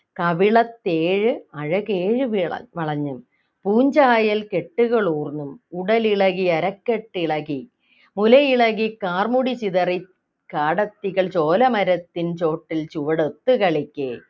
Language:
Malayalam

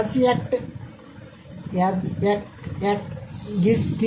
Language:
Telugu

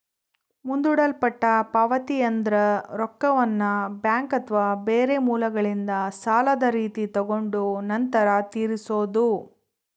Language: Kannada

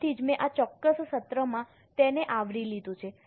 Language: Gujarati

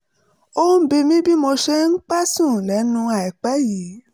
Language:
Yoruba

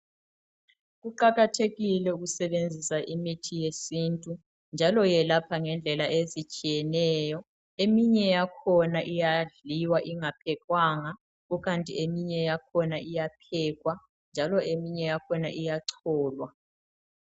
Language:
North Ndebele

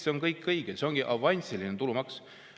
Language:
Estonian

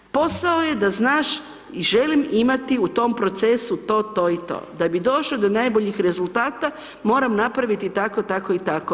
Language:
Croatian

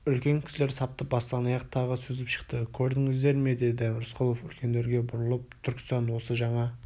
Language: Kazakh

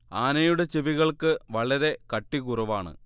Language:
Malayalam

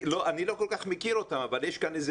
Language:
Hebrew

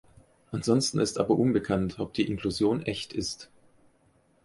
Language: German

